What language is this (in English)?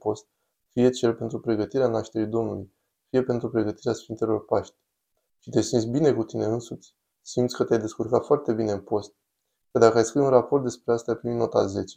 Romanian